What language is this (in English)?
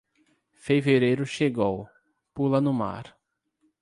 Portuguese